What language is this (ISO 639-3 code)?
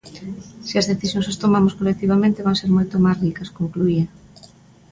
glg